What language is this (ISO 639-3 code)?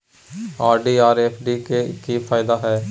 mai